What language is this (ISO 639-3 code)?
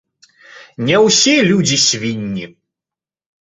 bel